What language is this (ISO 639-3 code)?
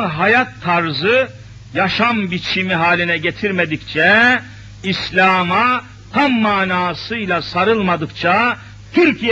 tur